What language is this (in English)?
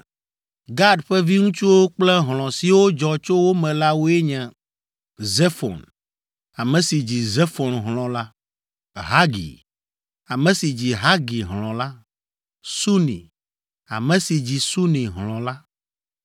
Ewe